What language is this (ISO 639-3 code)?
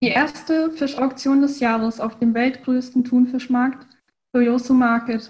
deu